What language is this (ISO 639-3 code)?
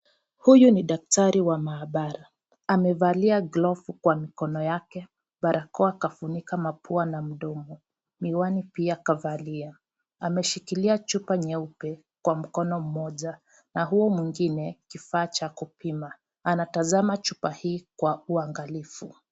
swa